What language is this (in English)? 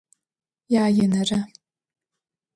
Adyghe